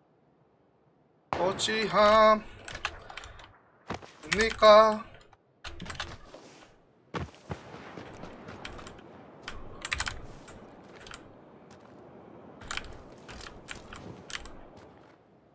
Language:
Korean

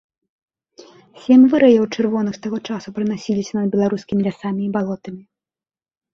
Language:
Belarusian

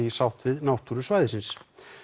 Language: Icelandic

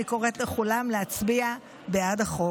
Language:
Hebrew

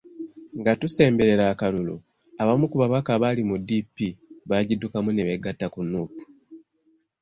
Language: Ganda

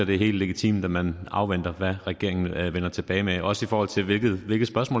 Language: Danish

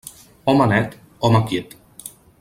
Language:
Catalan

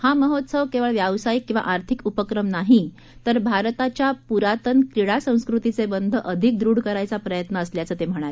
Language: Marathi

